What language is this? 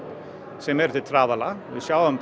Icelandic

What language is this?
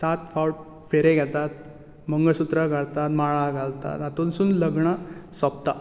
Konkani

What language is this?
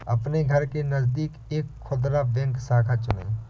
Hindi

